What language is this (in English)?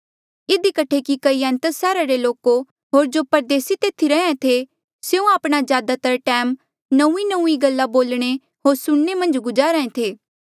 Mandeali